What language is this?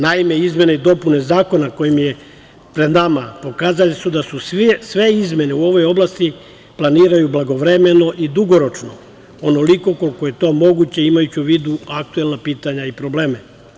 Serbian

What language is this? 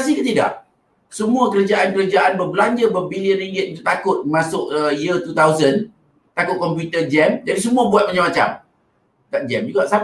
Malay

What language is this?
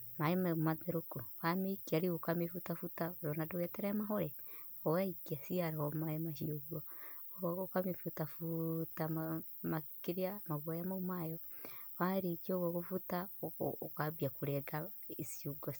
Kikuyu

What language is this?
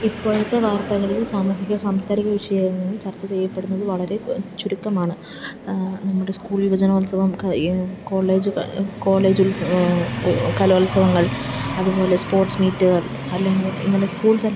Malayalam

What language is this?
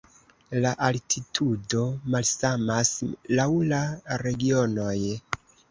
Esperanto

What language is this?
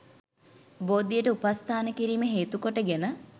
Sinhala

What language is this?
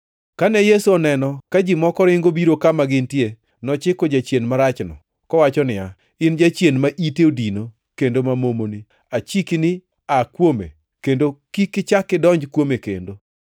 Luo (Kenya and Tanzania)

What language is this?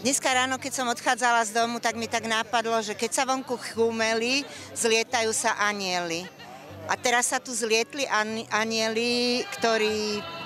Slovak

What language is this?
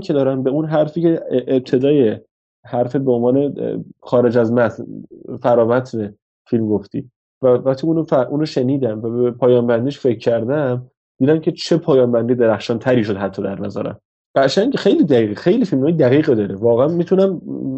Persian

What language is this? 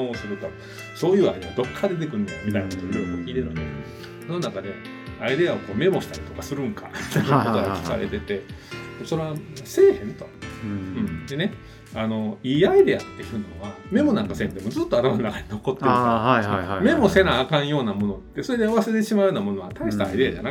Japanese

